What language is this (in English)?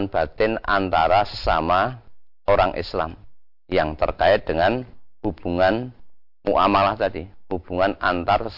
Indonesian